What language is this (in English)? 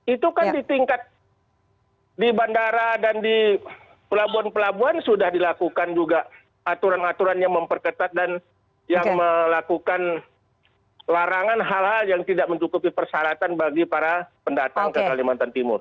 Indonesian